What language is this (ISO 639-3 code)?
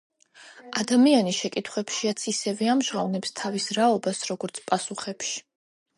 kat